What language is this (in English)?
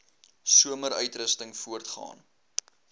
Afrikaans